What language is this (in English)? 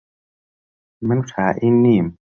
Central Kurdish